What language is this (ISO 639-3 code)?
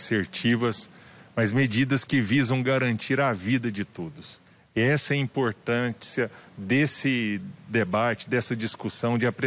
por